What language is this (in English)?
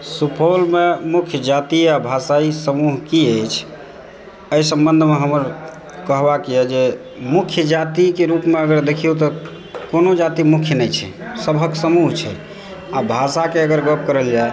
Maithili